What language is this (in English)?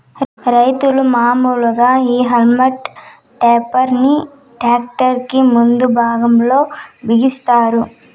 Telugu